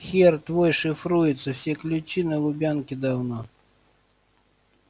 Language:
Russian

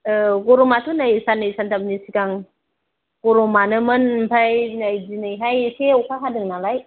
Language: Bodo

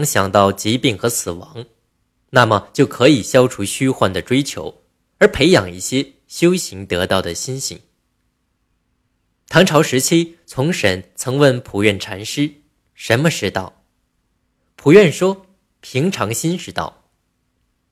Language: Chinese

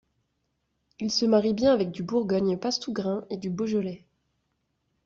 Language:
French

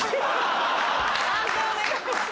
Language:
Japanese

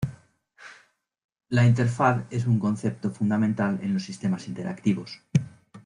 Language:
Spanish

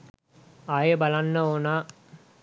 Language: Sinhala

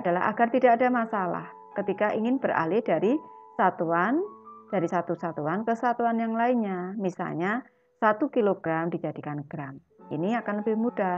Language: Indonesian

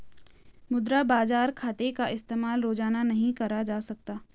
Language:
Hindi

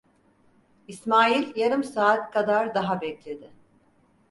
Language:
Turkish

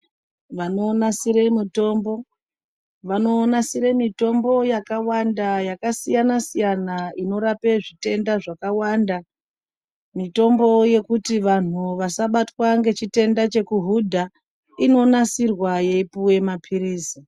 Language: Ndau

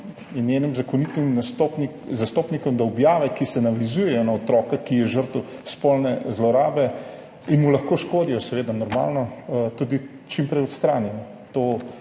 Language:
Slovenian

